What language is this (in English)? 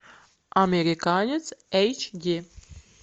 Russian